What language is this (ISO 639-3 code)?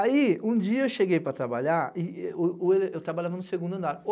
por